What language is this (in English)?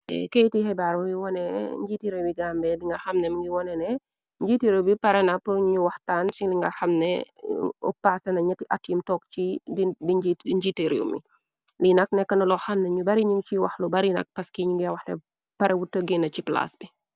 Wolof